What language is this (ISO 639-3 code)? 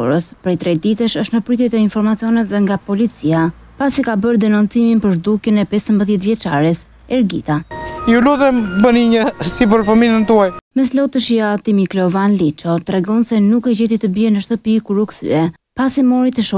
ron